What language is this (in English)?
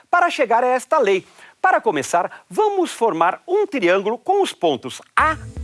Portuguese